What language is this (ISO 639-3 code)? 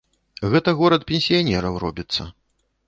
bel